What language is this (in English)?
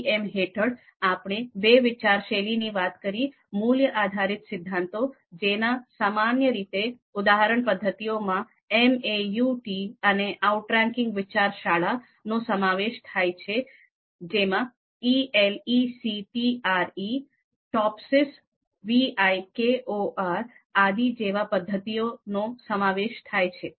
Gujarati